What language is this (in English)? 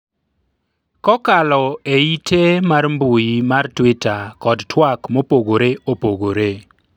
Luo (Kenya and Tanzania)